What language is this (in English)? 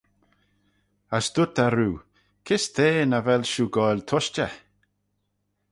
Manx